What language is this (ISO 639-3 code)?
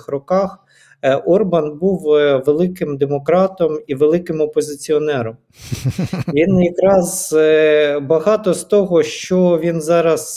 ukr